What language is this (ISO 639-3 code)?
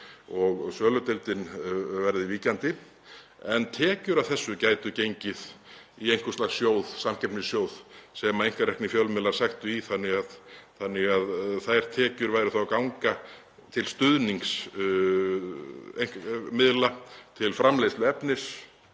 isl